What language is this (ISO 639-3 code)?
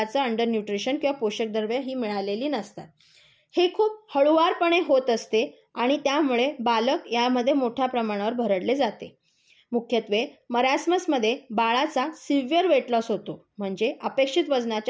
mar